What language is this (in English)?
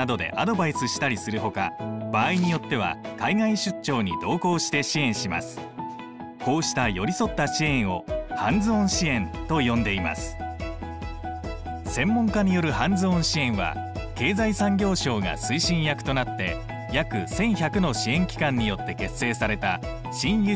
Japanese